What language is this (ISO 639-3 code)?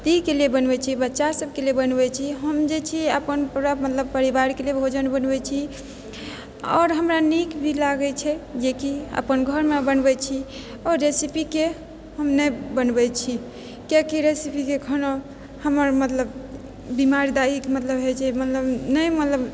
mai